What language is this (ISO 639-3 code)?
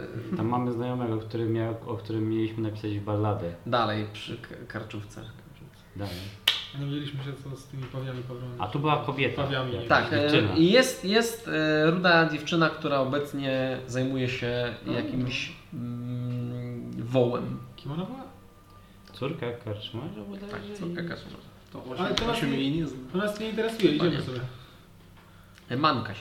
pol